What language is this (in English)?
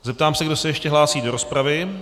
Czech